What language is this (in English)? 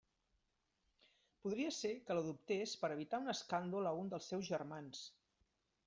Catalan